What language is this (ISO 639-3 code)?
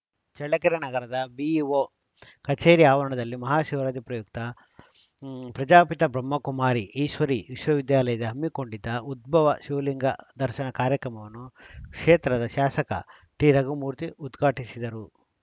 kan